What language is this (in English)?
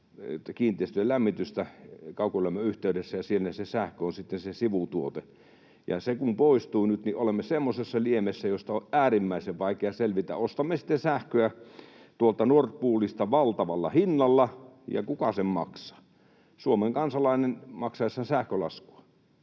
Finnish